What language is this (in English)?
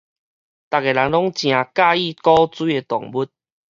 Min Nan Chinese